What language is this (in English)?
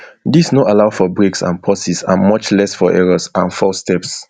Nigerian Pidgin